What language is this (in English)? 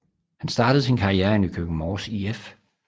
Danish